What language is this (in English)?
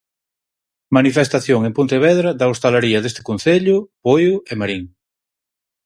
Galician